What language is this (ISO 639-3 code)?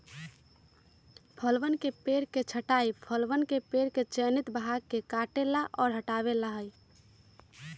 mag